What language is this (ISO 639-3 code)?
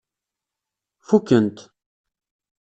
kab